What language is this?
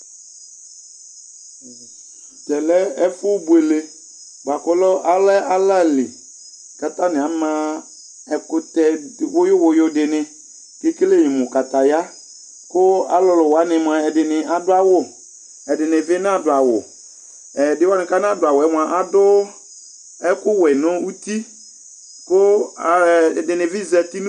Ikposo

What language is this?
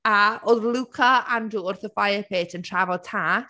Welsh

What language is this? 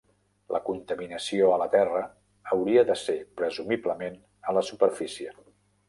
Catalan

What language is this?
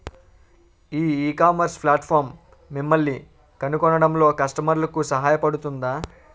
Telugu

